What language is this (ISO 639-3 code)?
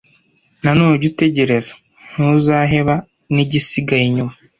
kin